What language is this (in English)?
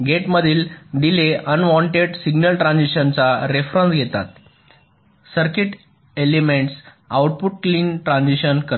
Marathi